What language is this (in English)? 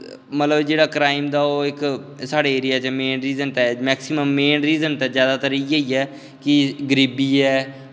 Dogri